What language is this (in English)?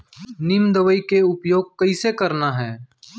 Chhattisgarhi